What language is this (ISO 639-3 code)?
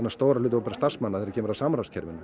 isl